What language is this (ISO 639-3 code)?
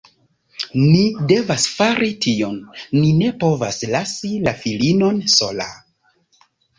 epo